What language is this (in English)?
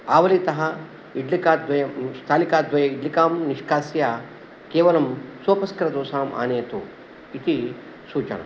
Sanskrit